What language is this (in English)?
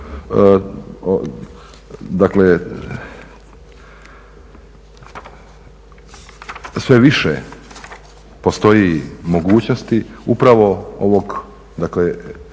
Croatian